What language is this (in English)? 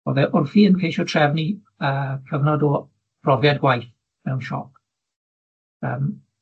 Welsh